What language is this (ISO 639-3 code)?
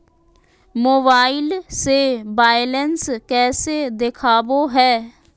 mag